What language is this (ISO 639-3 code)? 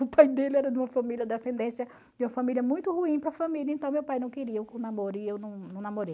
por